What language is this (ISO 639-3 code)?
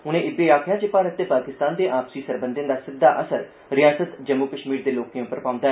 doi